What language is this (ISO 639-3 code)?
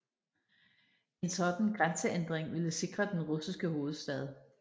dan